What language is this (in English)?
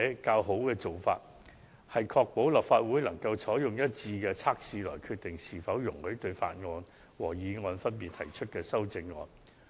Cantonese